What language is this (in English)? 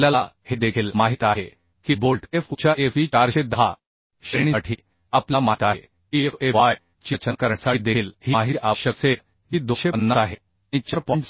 Marathi